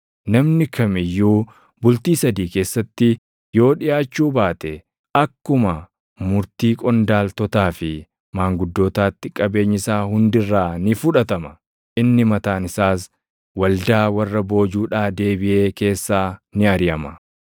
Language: Oromo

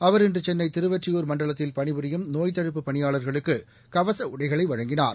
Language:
Tamil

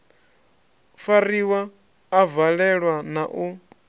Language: Venda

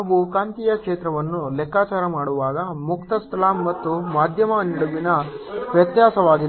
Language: Kannada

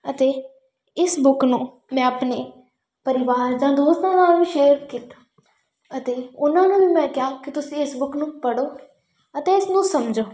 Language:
Punjabi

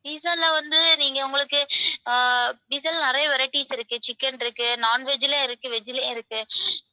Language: Tamil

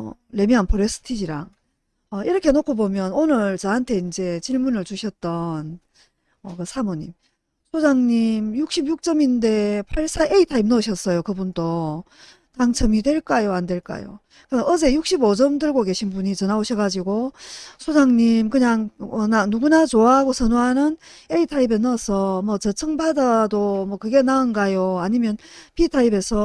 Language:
Korean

